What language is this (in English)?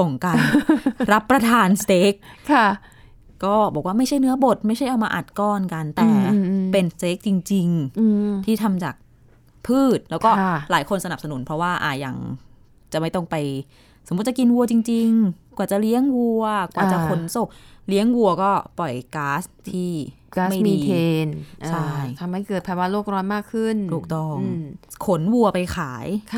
Thai